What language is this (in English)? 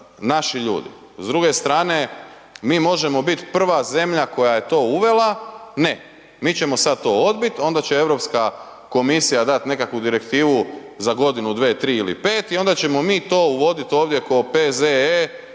Croatian